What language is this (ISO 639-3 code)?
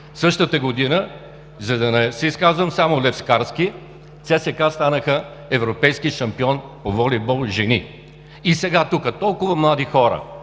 bul